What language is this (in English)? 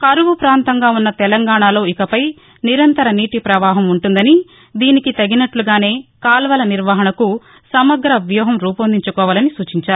Telugu